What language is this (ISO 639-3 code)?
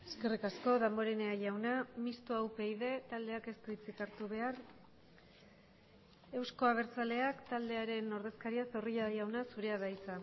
eus